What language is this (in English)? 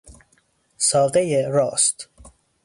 Persian